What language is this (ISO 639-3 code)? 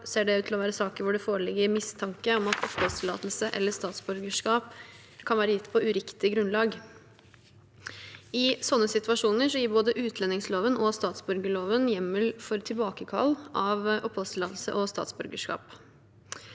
nor